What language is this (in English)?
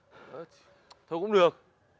Vietnamese